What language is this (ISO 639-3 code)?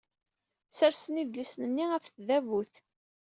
kab